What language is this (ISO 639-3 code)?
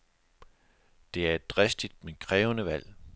dan